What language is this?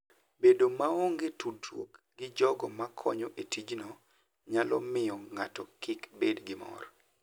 Luo (Kenya and Tanzania)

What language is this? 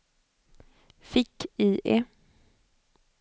Swedish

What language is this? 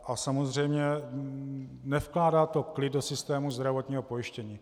Czech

